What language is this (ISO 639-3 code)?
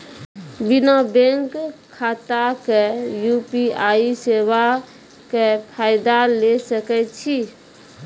mai